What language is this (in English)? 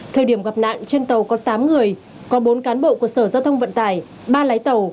Vietnamese